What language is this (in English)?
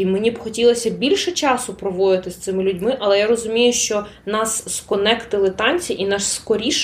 Ukrainian